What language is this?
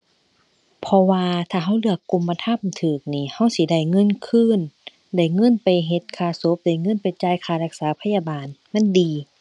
Thai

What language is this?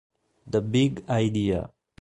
Italian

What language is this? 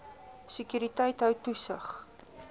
Afrikaans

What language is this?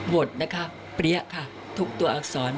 Thai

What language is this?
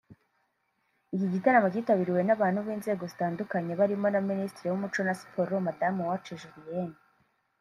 Kinyarwanda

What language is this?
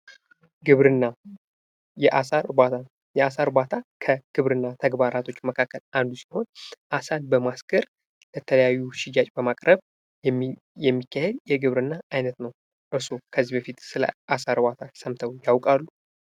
Amharic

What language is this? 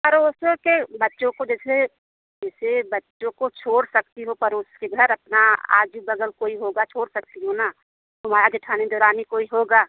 Hindi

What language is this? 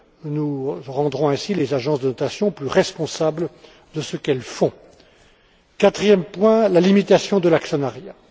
French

